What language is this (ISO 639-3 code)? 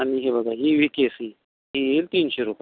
mar